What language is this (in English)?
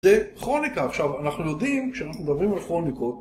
Hebrew